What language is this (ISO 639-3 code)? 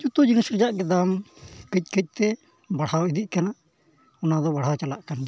sat